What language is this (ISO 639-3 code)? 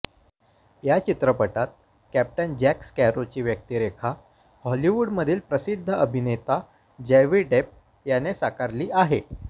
mar